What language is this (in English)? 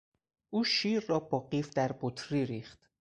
Persian